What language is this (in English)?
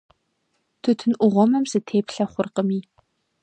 Kabardian